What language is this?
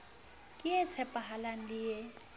Southern Sotho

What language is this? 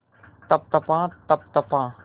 Hindi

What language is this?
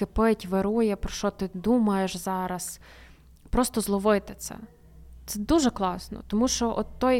Ukrainian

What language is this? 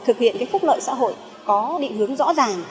Vietnamese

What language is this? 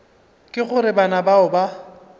Northern Sotho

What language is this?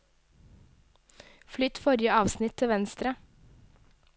Norwegian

